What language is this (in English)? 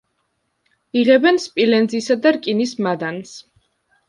Georgian